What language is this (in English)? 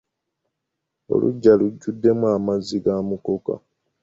Ganda